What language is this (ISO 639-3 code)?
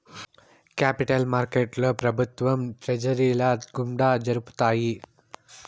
tel